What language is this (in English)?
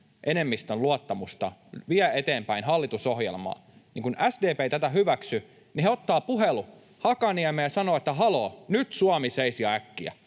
Finnish